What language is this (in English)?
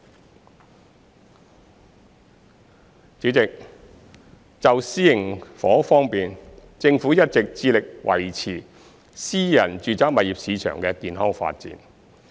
Cantonese